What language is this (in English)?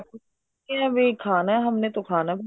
Punjabi